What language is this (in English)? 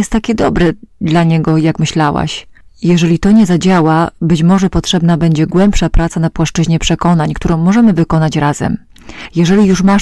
Polish